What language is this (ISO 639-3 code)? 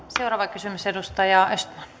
fin